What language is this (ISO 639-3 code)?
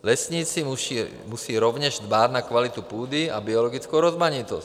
ces